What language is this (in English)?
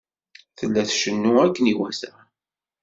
Kabyle